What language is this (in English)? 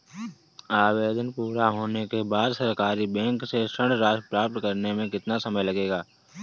Hindi